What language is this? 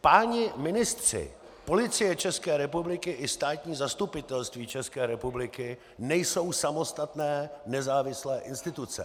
Czech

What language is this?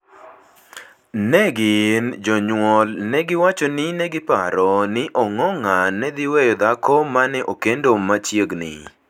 Luo (Kenya and Tanzania)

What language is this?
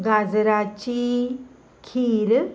Konkani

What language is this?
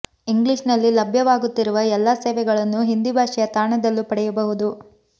Kannada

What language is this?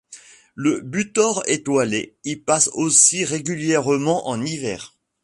French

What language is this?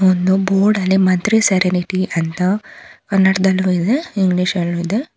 Kannada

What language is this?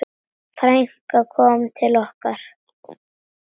Icelandic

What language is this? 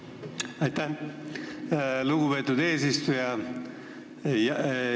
Estonian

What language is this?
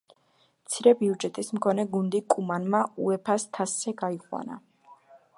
Georgian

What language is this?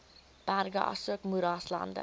Afrikaans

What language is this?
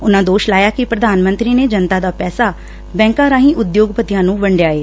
Punjabi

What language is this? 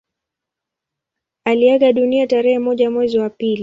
Swahili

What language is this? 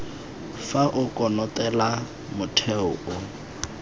Tswana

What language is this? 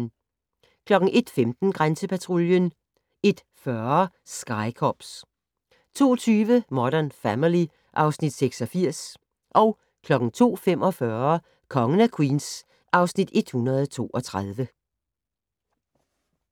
Danish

